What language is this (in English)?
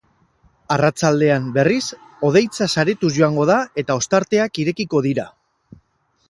Basque